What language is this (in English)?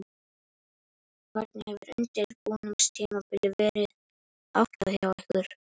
Icelandic